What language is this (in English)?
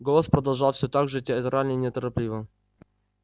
Russian